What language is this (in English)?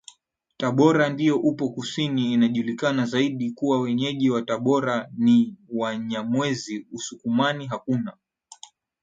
Swahili